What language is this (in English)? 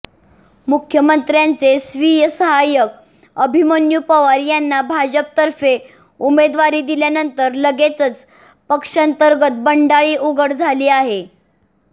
Marathi